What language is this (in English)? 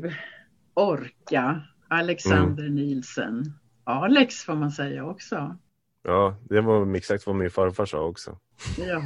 Swedish